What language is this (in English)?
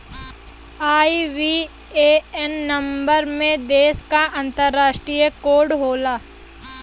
Bhojpuri